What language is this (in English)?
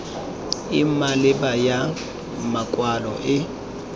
Tswana